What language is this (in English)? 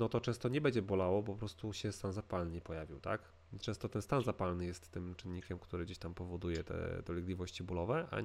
Polish